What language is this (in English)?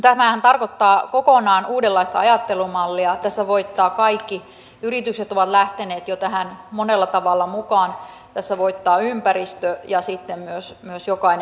Finnish